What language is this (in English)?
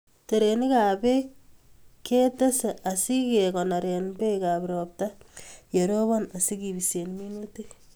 Kalenjin